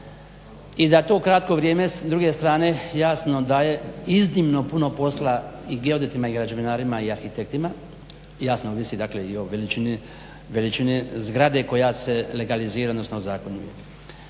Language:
Croatian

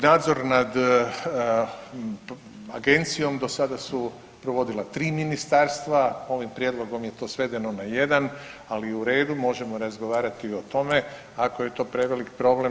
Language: Croatian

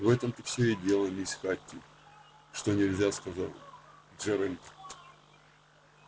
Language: Russian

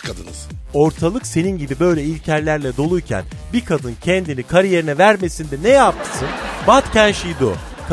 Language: Turkish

